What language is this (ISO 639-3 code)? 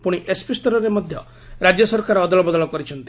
ori